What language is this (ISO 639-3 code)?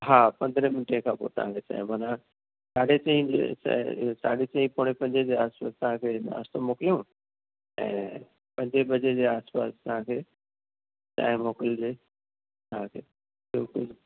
snd